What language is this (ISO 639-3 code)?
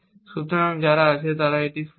ben